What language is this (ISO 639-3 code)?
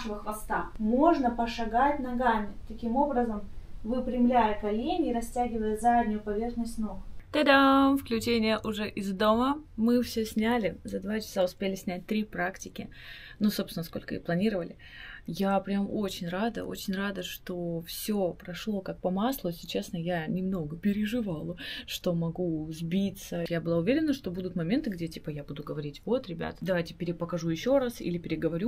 rus